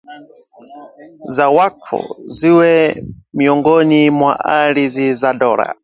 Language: Swahili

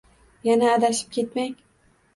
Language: Uzbek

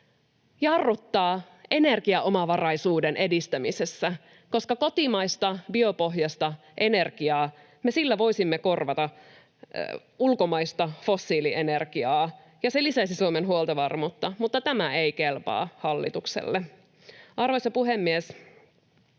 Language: Finnish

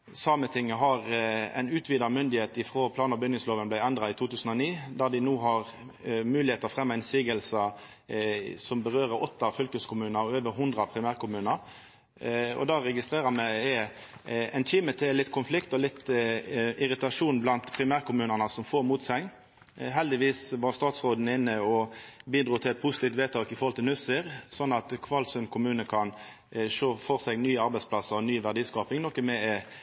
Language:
Norwegian Nynorsk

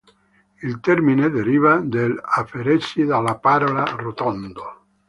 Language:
Italian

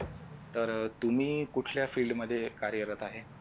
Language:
Marathi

